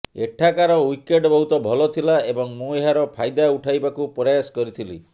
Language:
Odia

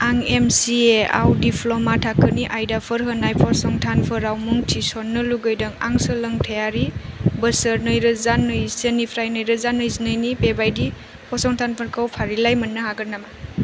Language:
Bodo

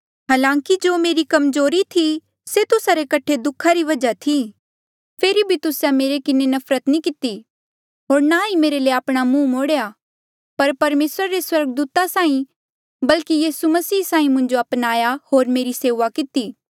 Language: Mandeali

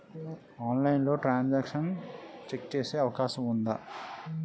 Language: Telugu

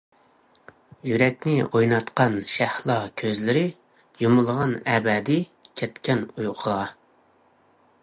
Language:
Uyghur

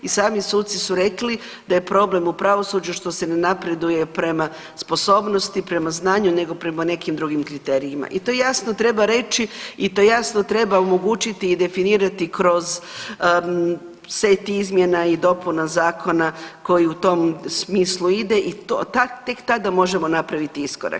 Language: Croatian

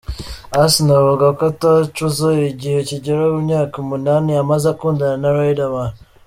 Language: Kinyarwanda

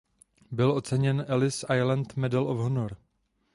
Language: Czech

